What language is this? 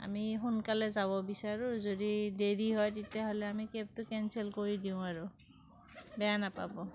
Assamese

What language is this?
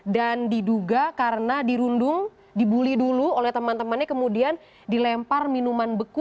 Indonesian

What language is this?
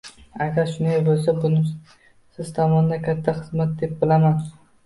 Uzbek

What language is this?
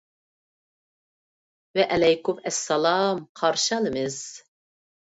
Uyghur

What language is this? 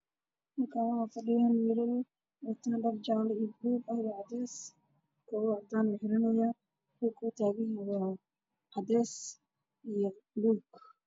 Somali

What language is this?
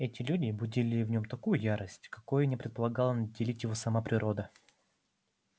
Russian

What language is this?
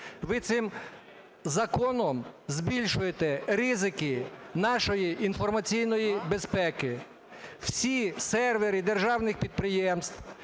Ukrainian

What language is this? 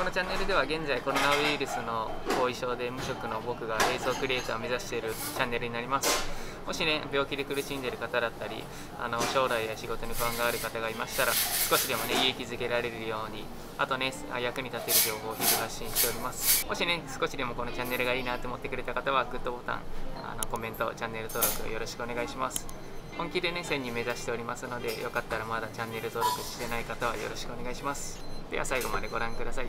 Japanese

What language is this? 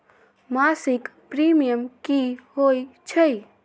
Magahi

